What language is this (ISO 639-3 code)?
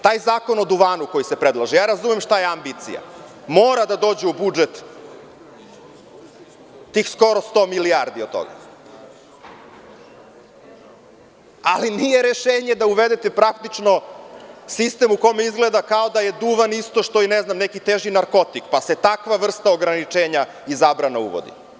srp